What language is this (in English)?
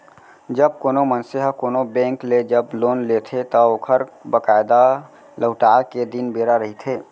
Chhattisgarhi